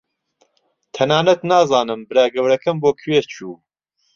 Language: Central Kurdish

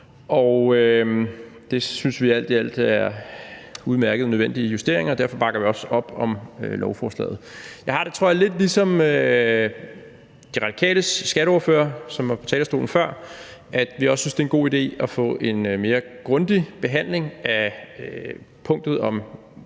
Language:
Danish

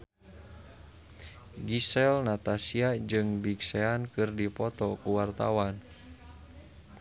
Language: Sundanese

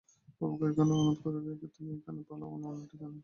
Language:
Bangla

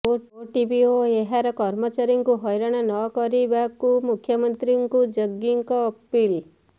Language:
Odia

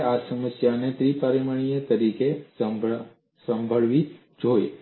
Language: Gujarati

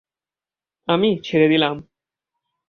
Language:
Bangla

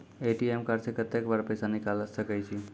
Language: Maithili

